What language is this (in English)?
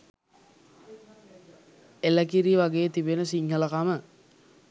Sinhala